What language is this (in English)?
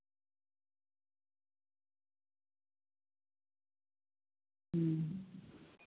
Santali